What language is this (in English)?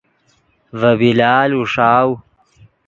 Yidgha